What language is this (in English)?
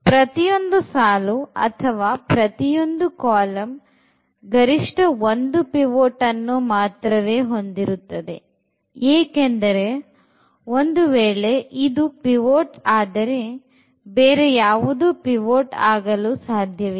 Kannada